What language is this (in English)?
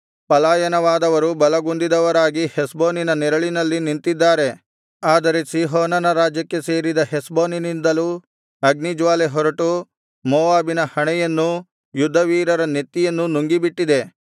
Kannada